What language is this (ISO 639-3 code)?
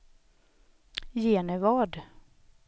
swe